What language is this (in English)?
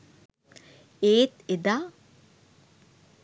Sinhala